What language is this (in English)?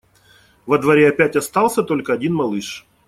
Russian